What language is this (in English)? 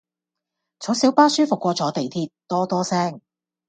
Cantonese